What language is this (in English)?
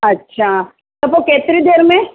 Sindhi